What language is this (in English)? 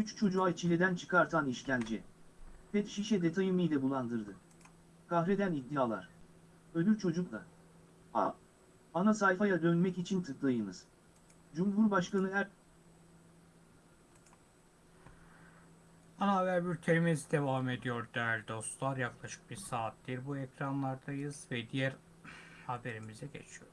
Turkish